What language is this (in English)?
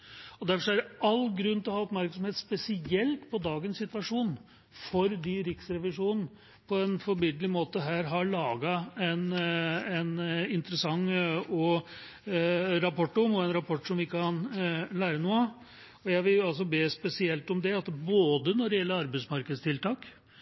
Norwegian Bokmål